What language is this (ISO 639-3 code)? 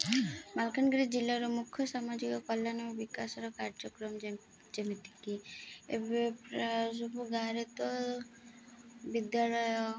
ori